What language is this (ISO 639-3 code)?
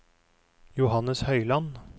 nor